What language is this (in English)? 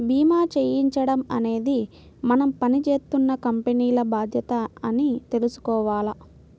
Telugu